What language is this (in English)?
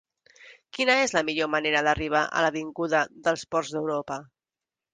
Catalan